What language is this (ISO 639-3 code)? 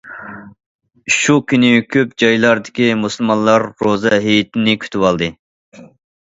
uig